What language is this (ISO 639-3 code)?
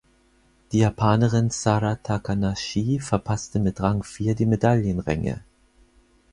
deu